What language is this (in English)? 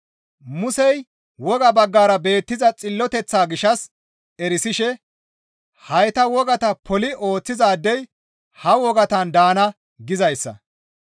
Gamo